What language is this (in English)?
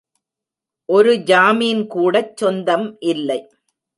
Tamil